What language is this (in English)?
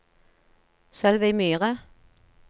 Norwegian